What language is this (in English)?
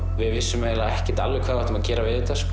Icelandic